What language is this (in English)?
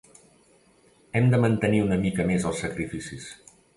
Catalan